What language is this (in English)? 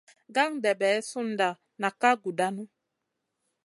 Masana